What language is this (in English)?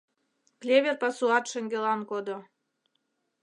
Mari